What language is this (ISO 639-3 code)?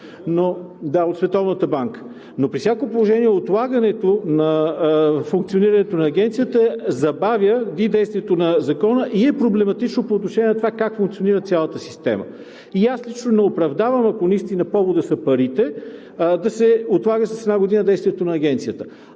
bul